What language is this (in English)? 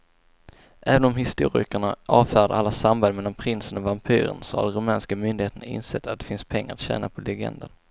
Swedish